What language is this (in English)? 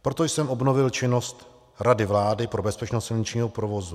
Czech